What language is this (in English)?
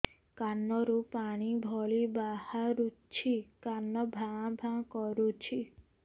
Odia